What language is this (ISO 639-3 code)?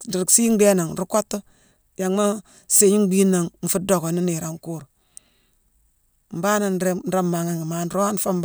msw